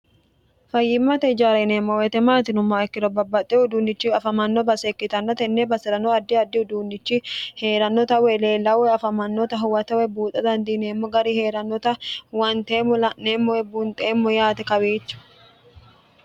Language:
Sidamo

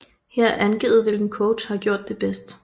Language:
Danish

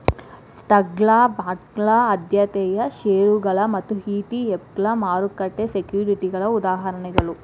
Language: Kannada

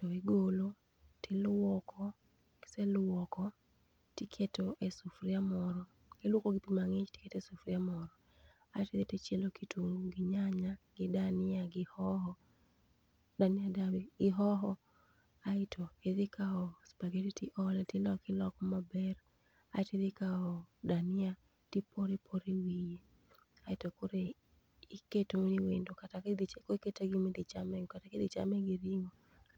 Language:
Luo (Kenya and Tanzania)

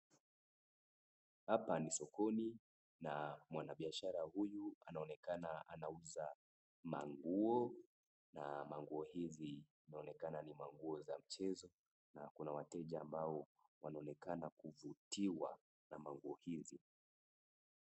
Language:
Swahili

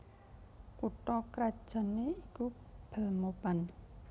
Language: Javanese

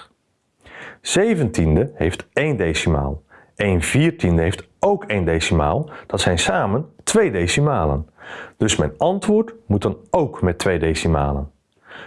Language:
Dutch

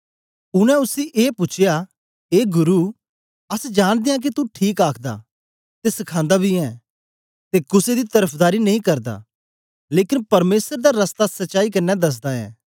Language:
Dogri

